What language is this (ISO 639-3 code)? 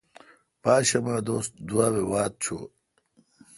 xka